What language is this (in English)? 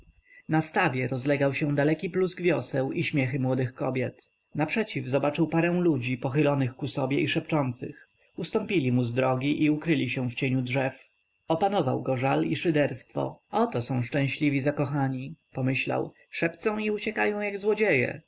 Polish